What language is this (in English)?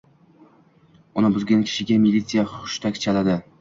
Uzbek